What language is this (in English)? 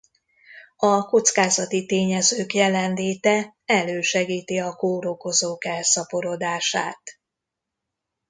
Hungarian